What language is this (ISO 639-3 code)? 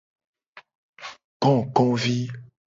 gej